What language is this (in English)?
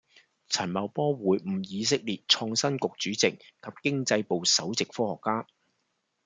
Cantonese